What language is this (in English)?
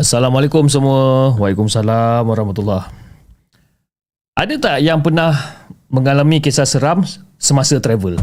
Malay